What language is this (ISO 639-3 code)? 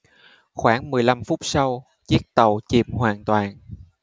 vie